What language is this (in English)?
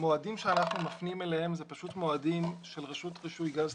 Hebrew